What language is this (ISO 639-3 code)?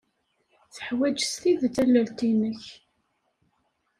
kab